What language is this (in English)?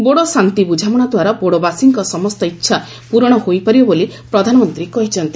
Odia